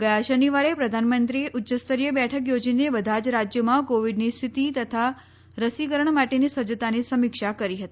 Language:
Gujarati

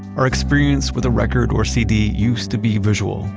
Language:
English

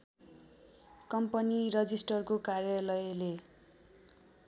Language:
Nepali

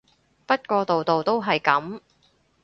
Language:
Cantonese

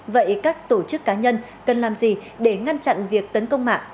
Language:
Vietnamese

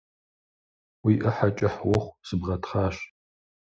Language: Kabardian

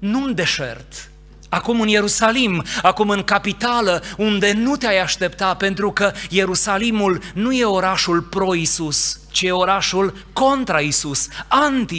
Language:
Romanian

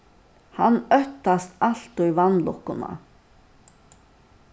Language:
Faroese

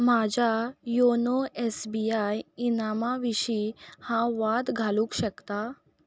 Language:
Konkani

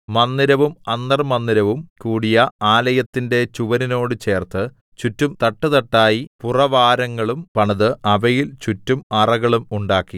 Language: Malayalam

